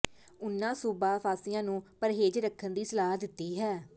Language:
Punjabi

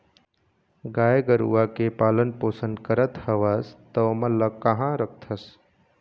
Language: Chhattisgarhi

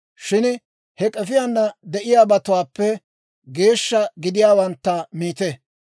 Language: Dawro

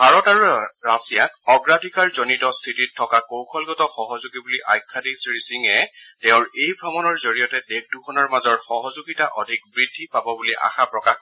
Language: Assamese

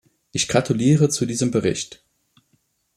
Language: German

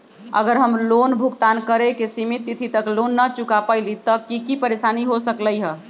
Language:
Magahi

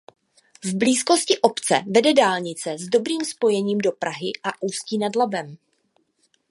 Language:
Czech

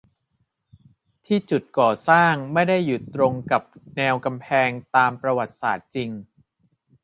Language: Thai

